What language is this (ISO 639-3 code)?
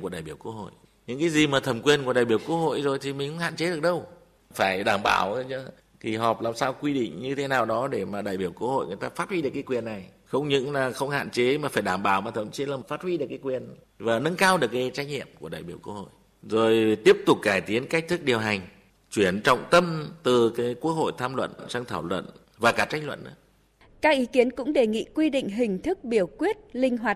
vie